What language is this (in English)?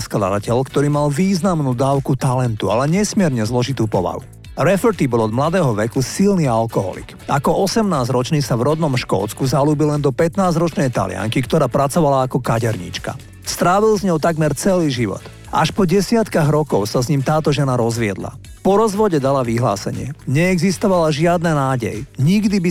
Slovak